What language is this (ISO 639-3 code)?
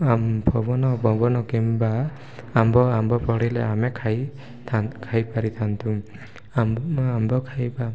ori